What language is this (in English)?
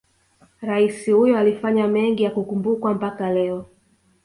Swahili